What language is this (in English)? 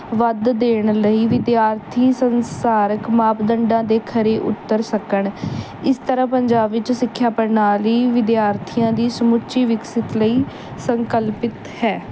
Punjabi